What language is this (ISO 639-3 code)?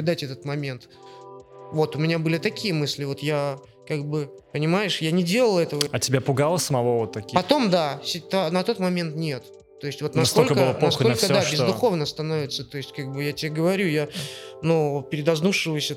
rus